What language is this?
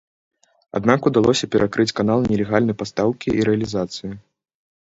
Belarusian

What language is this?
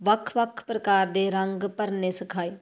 Punjabi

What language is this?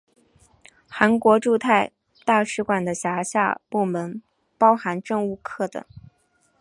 Chinese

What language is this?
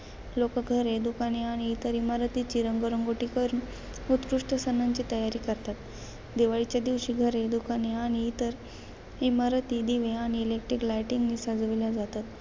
Marathi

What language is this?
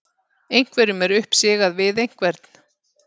Icelandic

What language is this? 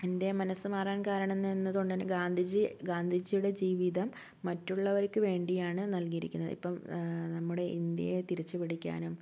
Malayalam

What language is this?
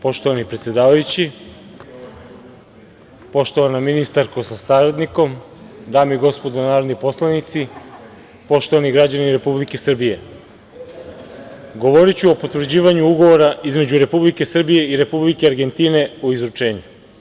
Serbian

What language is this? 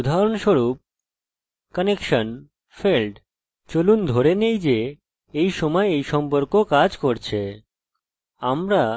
Bangla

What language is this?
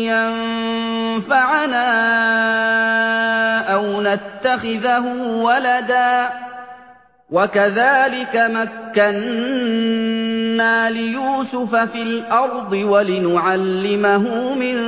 Arabic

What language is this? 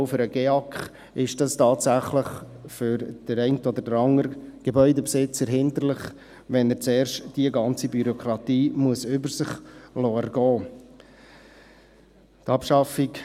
Swiss German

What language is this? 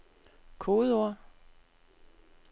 Danish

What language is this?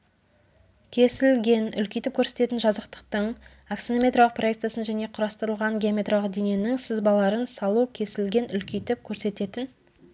Kazakh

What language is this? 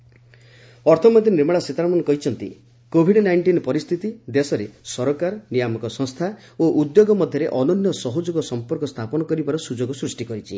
Odia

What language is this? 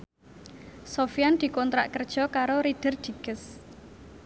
Javanese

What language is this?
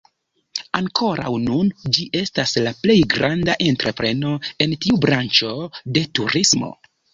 Esperanto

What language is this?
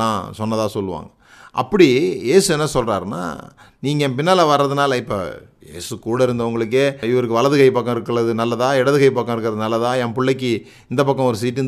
Tamil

